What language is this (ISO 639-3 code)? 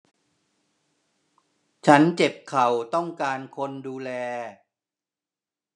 tha